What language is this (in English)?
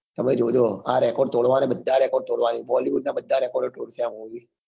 Gujarati